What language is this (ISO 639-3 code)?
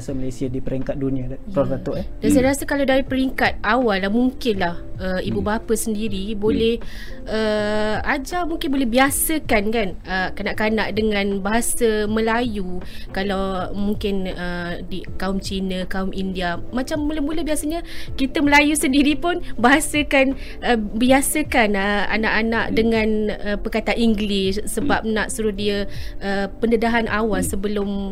msa